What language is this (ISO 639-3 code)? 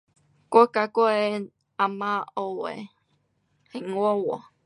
cpx